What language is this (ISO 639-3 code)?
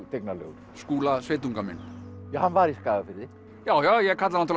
isl